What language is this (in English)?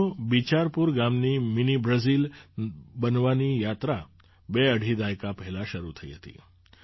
Gujarati